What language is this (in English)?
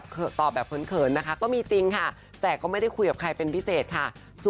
Thai